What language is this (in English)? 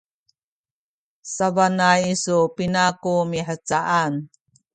Sakizaya